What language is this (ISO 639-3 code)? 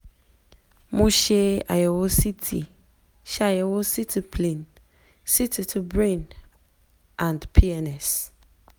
yor